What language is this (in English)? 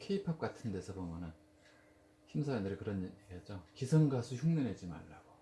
Korean